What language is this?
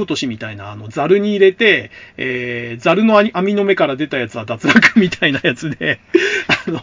Japanese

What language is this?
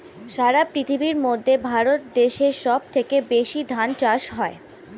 Bangla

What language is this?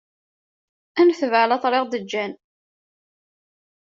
Kabyle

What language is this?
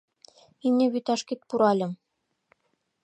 Mari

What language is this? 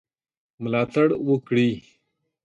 Pashto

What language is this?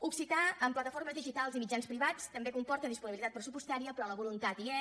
Catalan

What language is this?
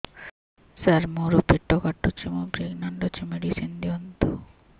Odia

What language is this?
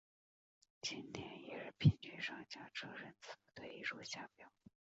Chinese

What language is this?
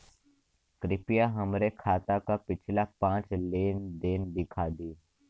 Bhojpuri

